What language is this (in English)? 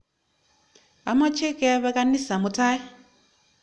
Kalenjin